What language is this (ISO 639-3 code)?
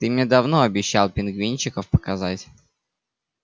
rus